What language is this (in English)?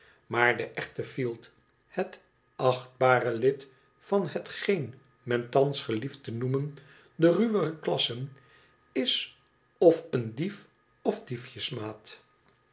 Dutch